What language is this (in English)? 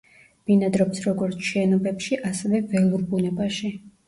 Georgian